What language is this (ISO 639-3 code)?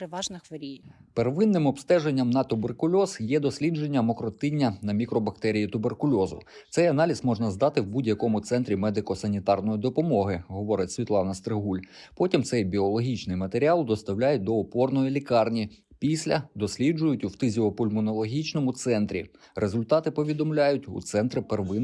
ukr